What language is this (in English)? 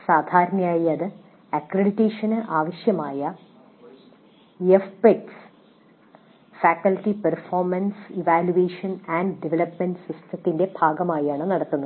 Malayalam